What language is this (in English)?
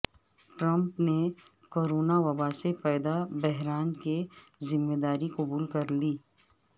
Urdu